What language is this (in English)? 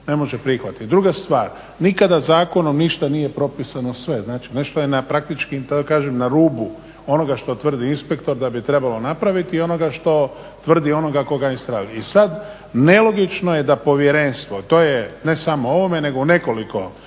Croatian